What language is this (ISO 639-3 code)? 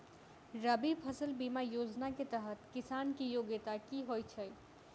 mai